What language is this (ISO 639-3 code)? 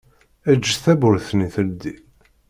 kab